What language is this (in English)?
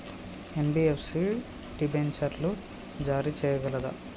Telugu